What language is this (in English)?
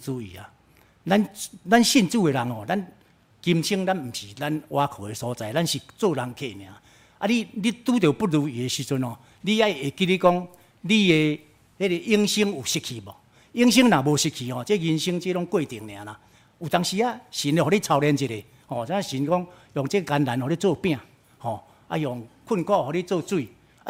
Chinese